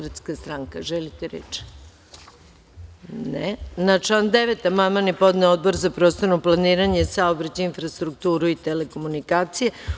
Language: Serbian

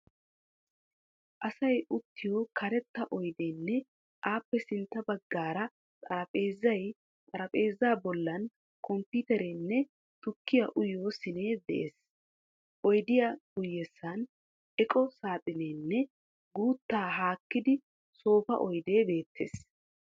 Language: Wolaytta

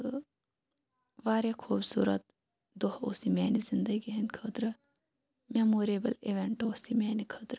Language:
Kashmiri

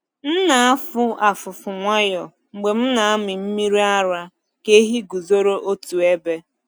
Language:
Igbo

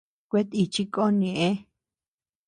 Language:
Tepeuxila Cuicatec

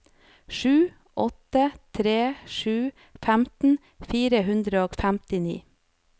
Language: Norwegian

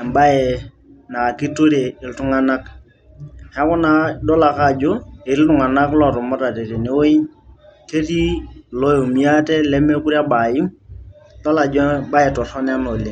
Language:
Masai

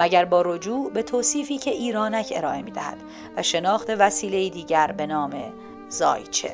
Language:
Persian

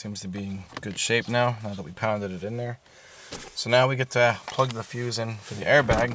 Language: English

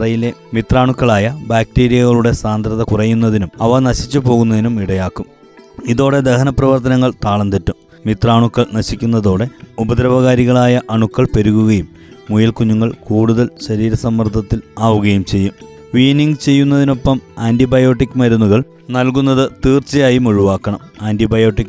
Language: Malayalam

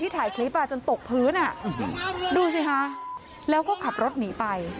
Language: Thai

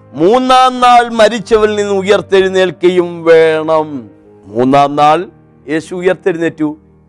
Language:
Malayalam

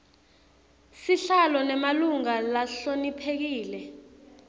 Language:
Swati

